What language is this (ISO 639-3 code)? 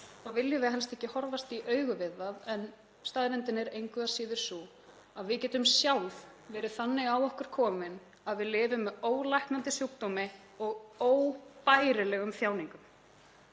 isl